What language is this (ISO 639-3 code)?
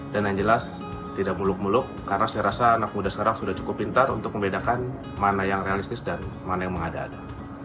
ind